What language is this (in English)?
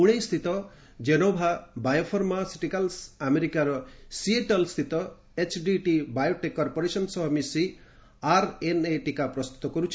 Odia